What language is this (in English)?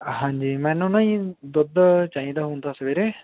Punjabi